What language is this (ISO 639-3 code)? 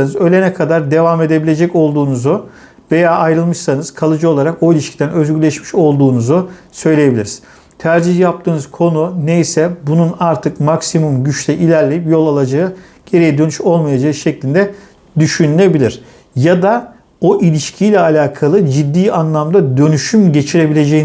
tur